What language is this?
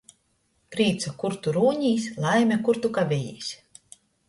Latgalian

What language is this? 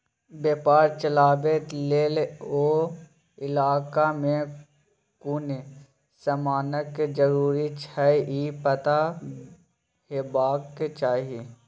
Maithili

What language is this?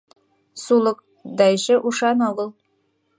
Mari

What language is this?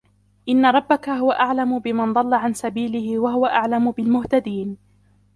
Arabic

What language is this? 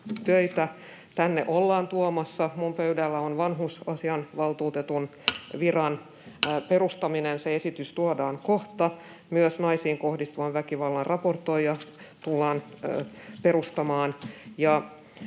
Finnish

